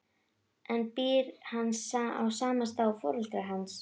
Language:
Icelandic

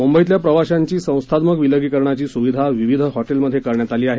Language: Marathi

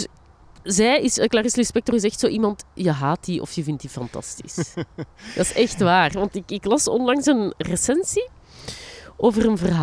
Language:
Dutch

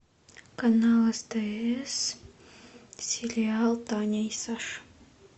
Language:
Russian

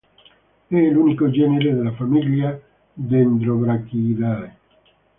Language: Italian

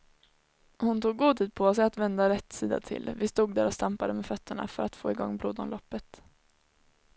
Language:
Swedish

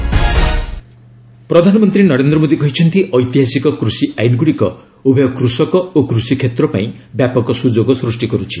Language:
Odia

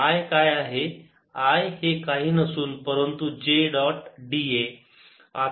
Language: Marathi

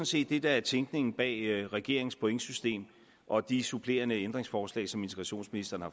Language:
Danish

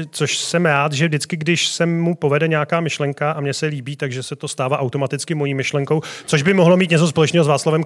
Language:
Czech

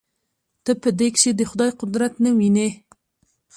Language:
Pashto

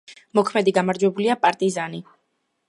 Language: Georgian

